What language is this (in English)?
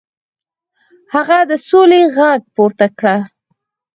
Pashto